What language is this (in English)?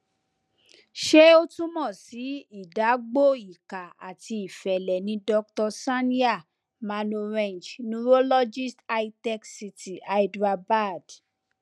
Yoruba